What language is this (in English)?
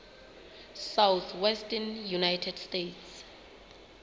Southern Sotho